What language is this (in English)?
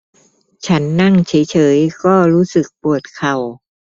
Thai